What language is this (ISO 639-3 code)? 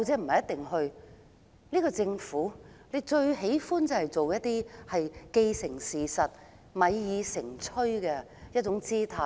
yue